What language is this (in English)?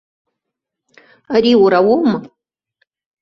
Abkhazian